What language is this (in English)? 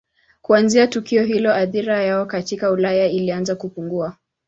Swahili